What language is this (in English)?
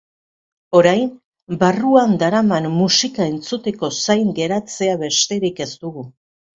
Basque